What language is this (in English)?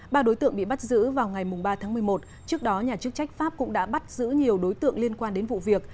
Vietnamese